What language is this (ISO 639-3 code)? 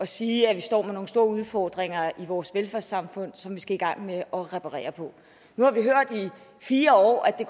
dan